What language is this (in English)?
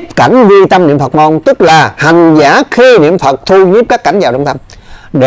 Vietnamese